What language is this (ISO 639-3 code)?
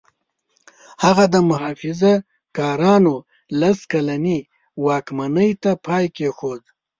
pus